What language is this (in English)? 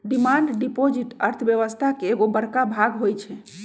Magahi